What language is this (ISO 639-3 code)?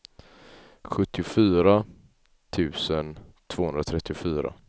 swe